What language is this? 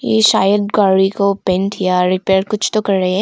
Hindi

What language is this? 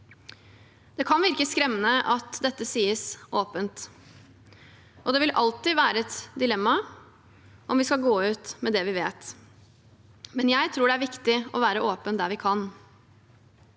Norwegian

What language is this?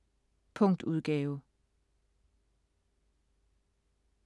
Danish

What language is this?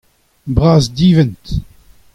Breton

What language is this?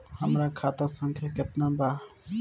Bhojpuri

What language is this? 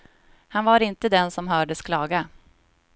Swedish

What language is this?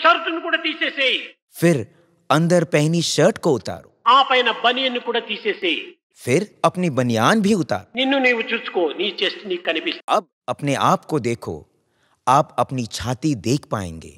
Hindi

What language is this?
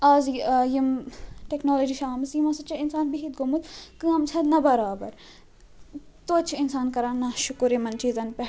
Kashmiri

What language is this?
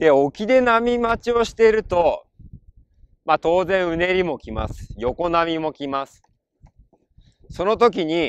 Japanese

